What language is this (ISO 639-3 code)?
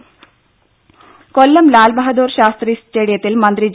mal